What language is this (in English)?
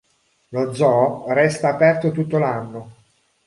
Italian